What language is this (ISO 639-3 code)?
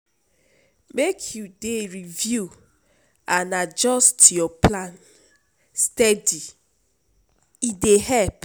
pcm